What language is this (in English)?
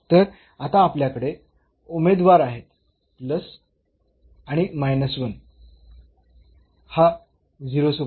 Marathi